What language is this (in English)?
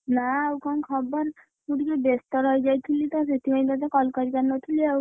Odia